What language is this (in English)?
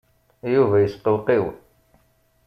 Kabyle